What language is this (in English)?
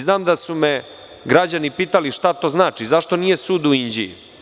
Serbian